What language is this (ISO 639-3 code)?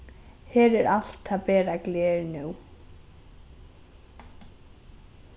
fao